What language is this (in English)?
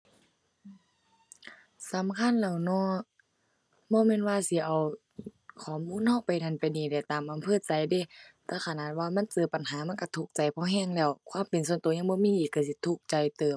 Thai